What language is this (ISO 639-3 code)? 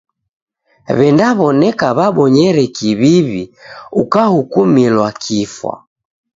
dav